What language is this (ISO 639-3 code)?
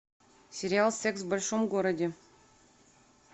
rus